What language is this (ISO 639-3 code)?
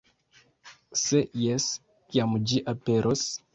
epo